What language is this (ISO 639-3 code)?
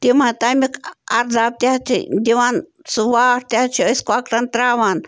kas